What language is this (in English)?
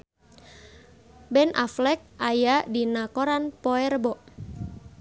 Sundanese